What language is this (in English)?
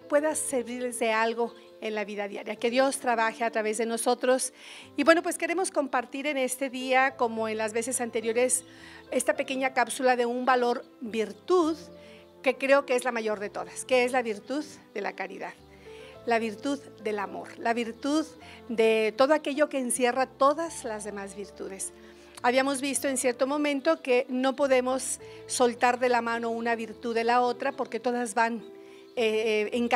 Spanish